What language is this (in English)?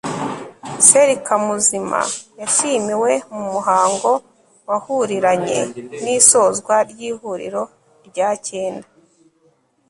Kinyarwanda